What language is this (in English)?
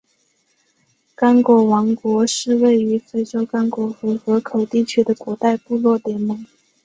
Chinese